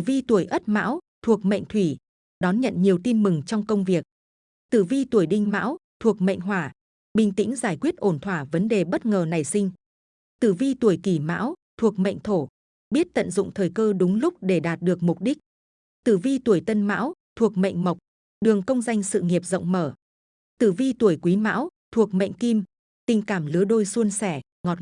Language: Vietnamese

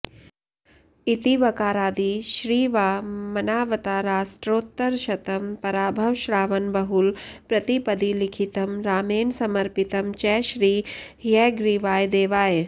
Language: Sanskrit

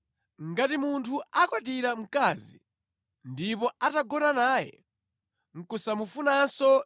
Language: Nyanja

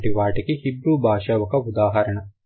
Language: Telugu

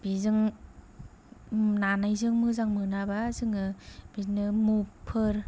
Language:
Bodo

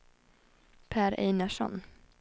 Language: Swedish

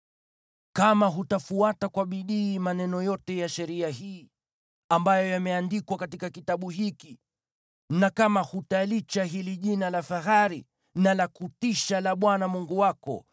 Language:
Swahili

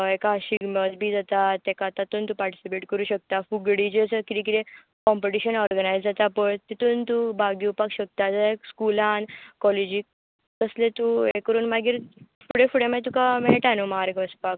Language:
Konkani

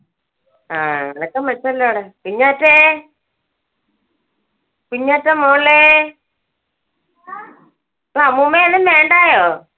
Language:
Malayalam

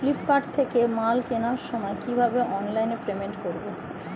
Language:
Bangla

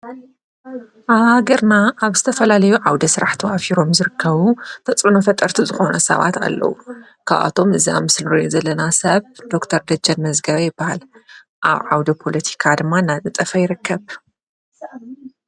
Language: Tigrinya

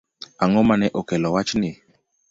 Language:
Luo (Kenya and Tanzania)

